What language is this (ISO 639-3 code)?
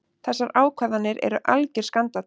isl